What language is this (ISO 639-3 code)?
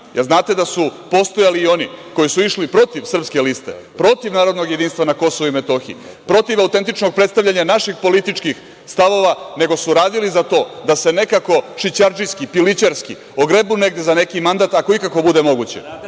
srp